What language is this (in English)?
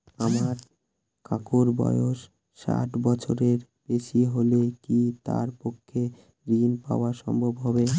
Bangla